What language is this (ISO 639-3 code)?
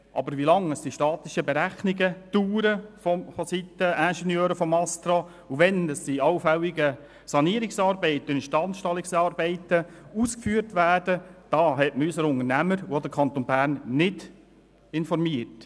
gsw